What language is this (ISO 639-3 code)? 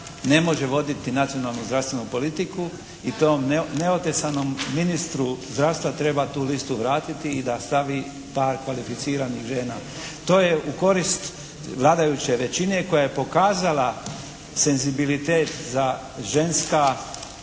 hrv